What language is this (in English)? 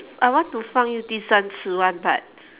English